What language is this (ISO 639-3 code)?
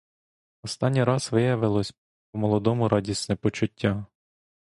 ukr